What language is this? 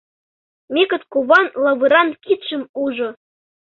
Mari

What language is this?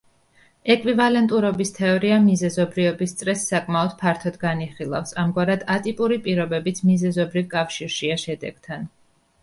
Georgian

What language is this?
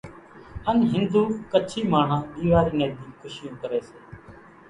Kachi Koli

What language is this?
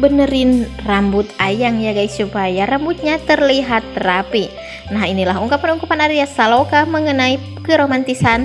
Indonesian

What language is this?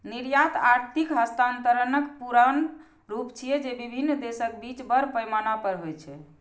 Maithili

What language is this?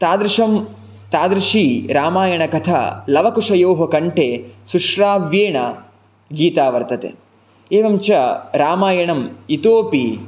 Sanskrit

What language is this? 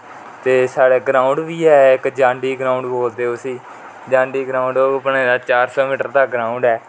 Dogri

